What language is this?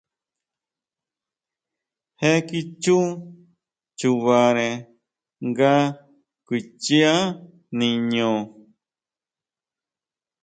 Huautla Mazatec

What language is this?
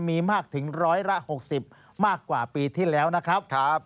Thai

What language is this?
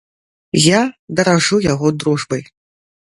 Belarusian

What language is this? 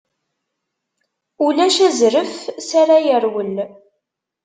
Kabyle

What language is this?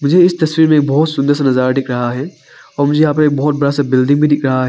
Hindi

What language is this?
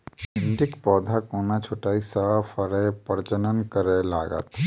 Maithili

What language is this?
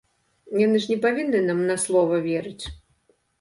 Belarusian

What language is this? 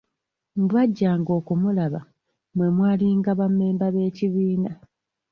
Ganda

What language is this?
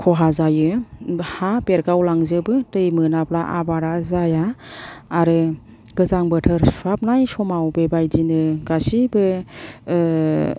Bodo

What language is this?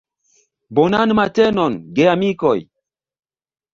Esperanto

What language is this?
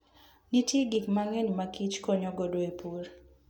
Luo (Kenya and Tanzania)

